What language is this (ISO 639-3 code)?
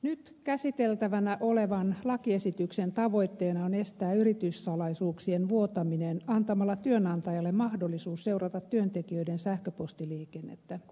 fin